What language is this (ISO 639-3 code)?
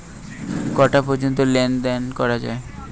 ben